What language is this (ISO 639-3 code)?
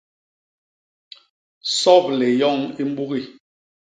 bas